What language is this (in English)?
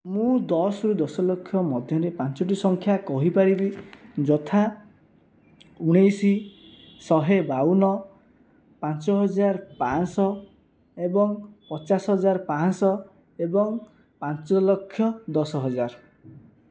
Odia